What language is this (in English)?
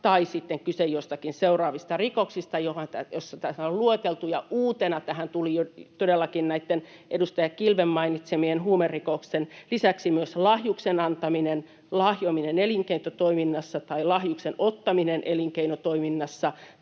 Finnish